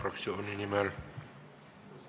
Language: Estonian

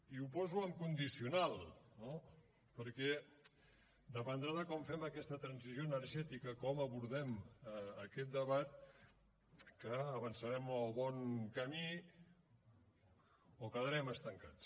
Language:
Catalan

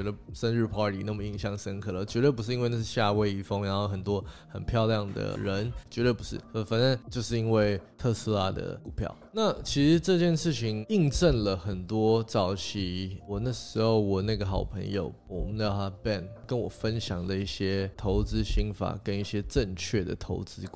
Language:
Chinese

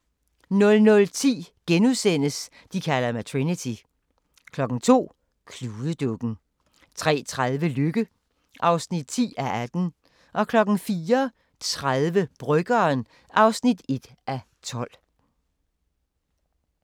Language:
Danish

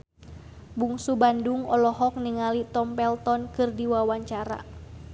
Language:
Sundanese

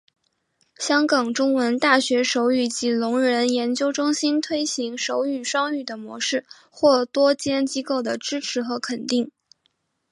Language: Chinese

